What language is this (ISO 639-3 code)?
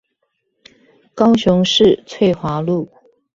zho